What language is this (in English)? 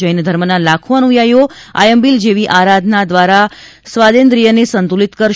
Gujarati